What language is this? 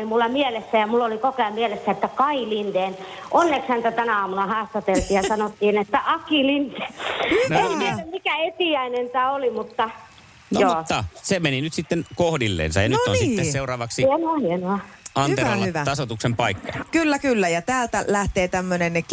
Finnish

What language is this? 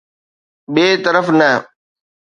Sindhi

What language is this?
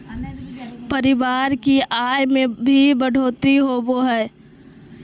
Magahi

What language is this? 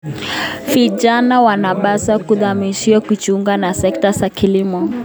Kalenjin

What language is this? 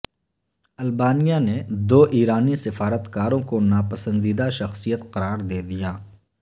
Urdu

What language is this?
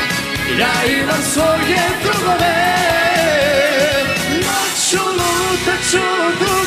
Romanian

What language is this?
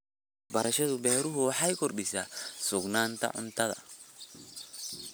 Somali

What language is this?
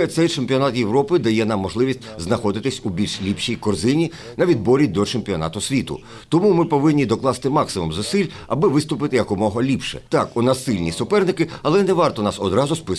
Ukrainian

